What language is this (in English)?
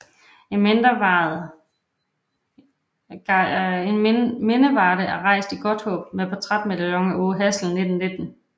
Danish